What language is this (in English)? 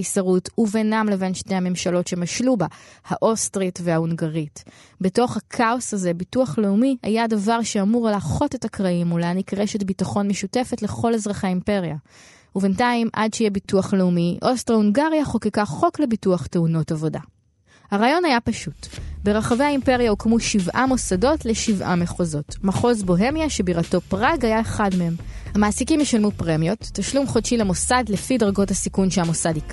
Hebrew